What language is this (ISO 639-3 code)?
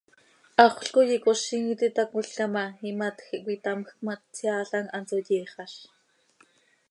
sei